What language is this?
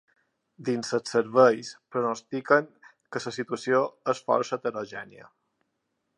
Catalan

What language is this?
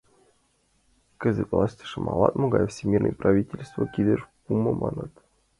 Mari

